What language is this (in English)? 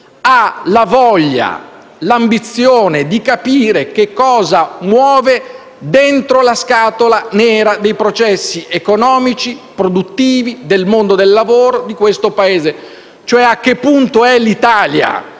Italian